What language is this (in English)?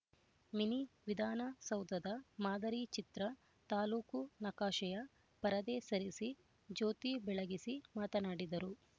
Kannada